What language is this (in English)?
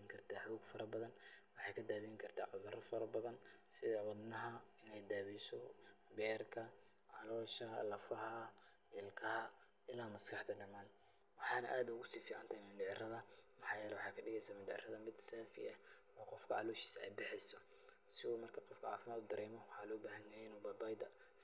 Somali